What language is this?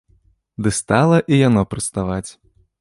Belarusian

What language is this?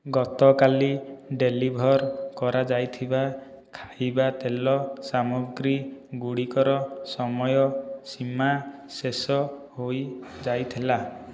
Odia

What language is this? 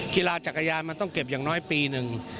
Thai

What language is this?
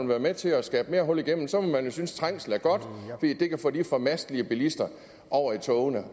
Danish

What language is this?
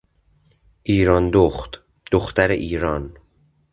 Persian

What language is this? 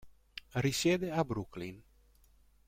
Italian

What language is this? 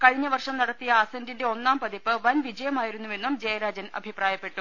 Malayalam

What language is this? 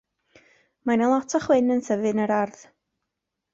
Welsh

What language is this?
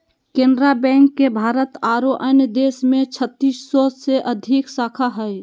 Magahi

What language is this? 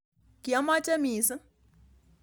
Kalenjin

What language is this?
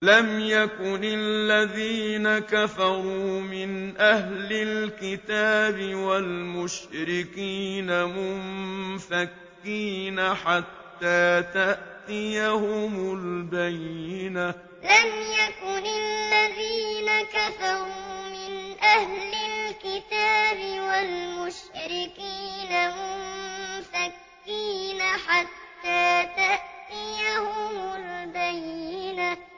Arabic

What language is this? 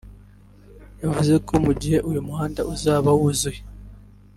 Kinyarwanda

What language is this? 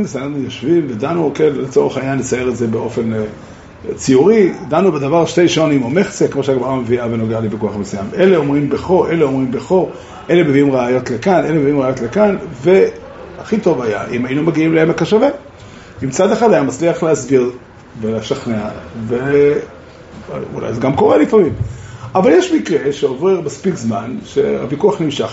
Hebrew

